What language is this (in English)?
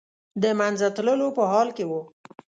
Pashto